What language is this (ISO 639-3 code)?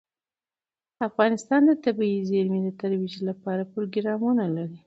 pus